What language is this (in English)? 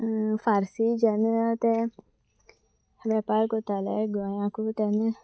Konkani